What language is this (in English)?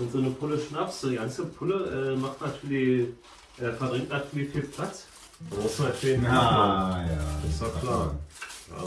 German